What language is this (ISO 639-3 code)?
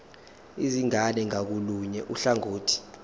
zul